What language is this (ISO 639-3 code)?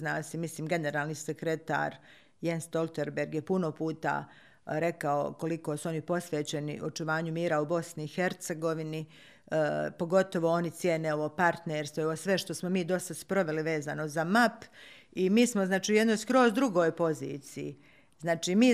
hrv